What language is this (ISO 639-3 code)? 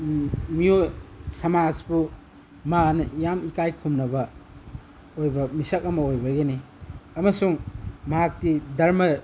mni